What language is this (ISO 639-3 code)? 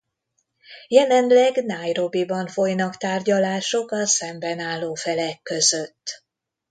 hun